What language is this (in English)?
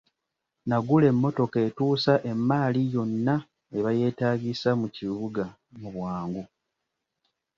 Ganda